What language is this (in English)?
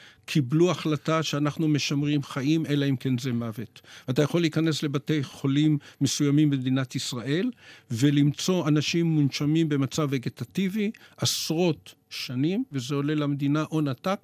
Hebrew